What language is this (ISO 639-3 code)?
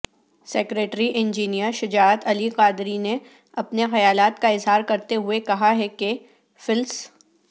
urd